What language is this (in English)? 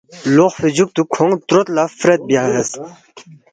Balti